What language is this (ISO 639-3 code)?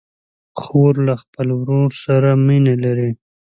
pus